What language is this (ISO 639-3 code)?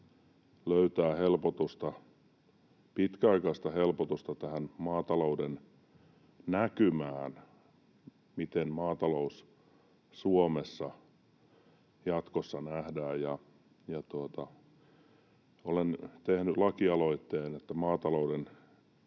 fin